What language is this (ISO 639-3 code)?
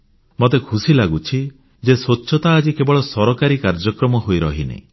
ori